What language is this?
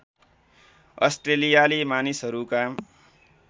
Nepali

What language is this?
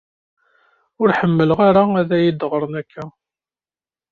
Kabyle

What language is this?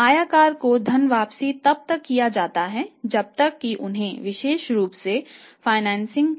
Hindi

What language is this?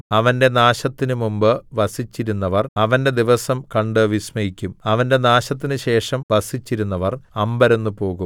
Malayalam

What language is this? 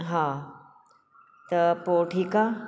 Sindhi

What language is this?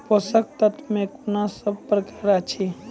Maithili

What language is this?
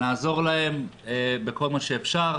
Hebrew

